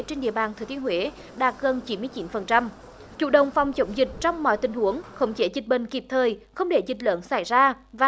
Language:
Vietnamese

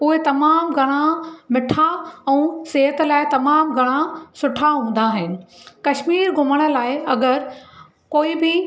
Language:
Sindhi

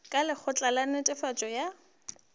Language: Northern Sotho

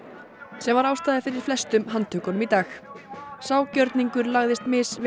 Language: Icelandic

